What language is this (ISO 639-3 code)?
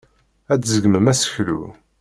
kab